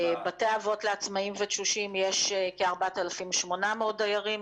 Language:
Hebrew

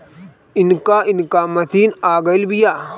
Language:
Bhojpuri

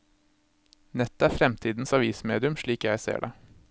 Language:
Norwegian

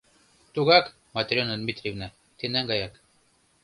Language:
Mari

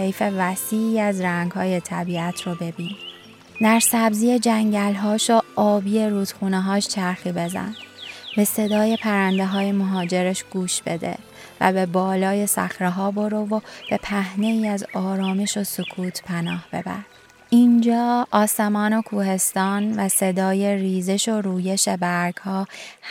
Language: Persian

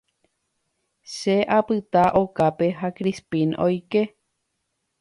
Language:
Guarani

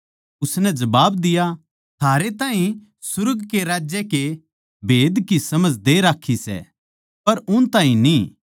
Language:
Haryanvi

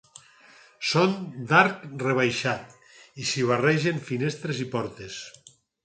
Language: Catalan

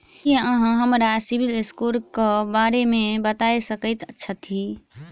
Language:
Maithili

